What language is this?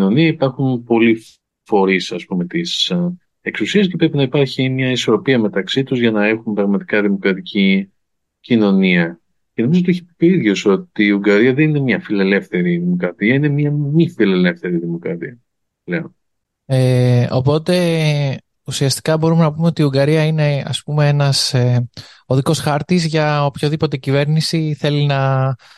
Greek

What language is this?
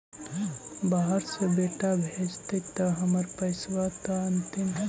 Magahi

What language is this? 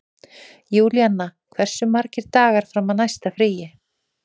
Icelandic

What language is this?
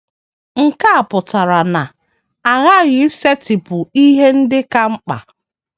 Igbo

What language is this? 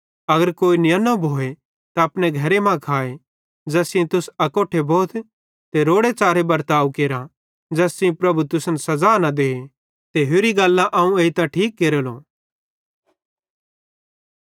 Bhadrawahi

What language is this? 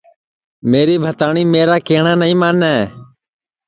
Sansi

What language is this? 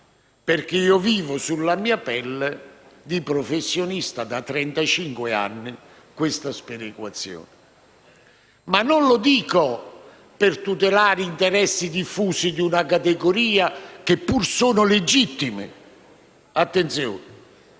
Italian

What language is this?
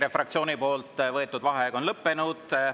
Estonian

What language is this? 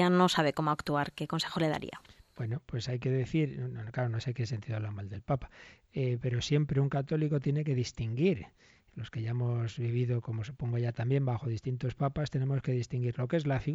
Spanish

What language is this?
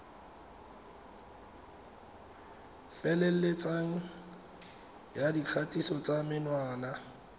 Tswana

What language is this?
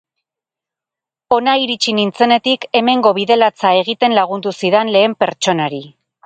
Basque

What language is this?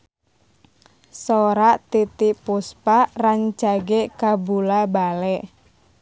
Sundanese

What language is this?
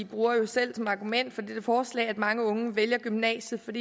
Danish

